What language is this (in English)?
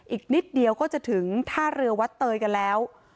Thai